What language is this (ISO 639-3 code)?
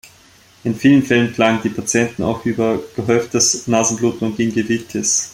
deu